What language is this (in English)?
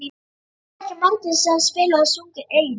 Icelandic